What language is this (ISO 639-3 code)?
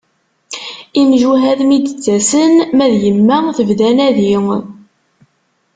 kab